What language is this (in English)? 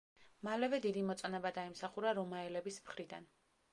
Georgian